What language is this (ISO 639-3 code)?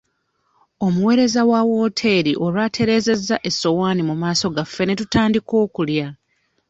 lug